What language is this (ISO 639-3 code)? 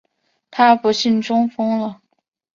zho